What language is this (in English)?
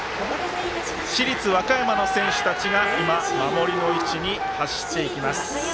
Japanese